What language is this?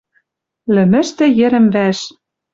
Western Mari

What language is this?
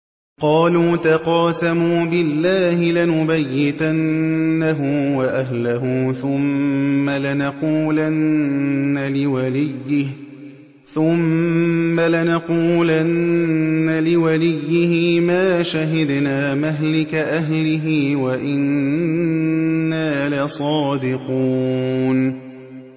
Arabic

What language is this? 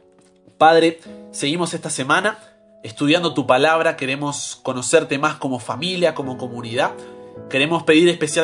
Spanish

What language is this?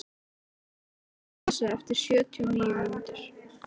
Icelandic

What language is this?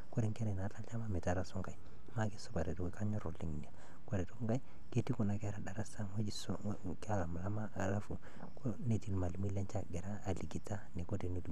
Masai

